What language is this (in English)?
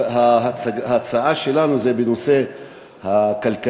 Hebrew